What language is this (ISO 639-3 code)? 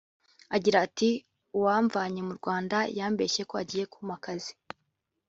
kin